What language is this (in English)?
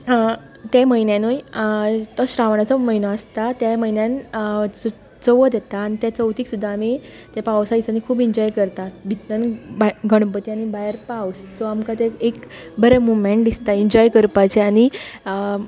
Konkani